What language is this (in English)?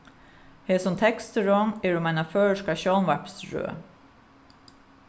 Faroese